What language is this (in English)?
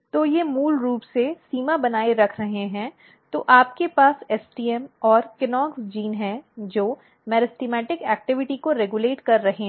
Hindi